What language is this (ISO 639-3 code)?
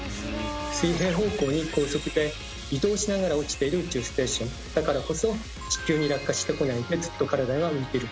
jpn